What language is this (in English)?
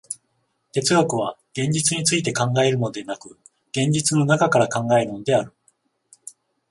Japanese